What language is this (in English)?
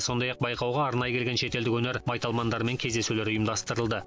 Kazakh